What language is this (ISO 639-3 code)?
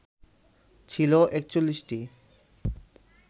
ben